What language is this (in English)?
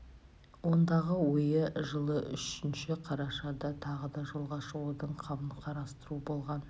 Kazakh